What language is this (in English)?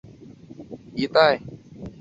Chinese